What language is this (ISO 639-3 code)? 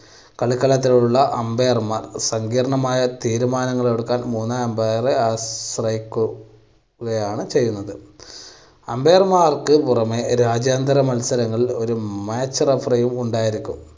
mal